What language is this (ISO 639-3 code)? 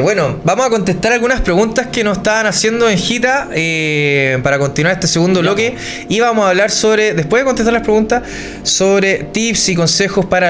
spa